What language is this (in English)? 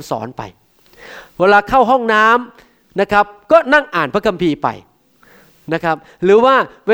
Thai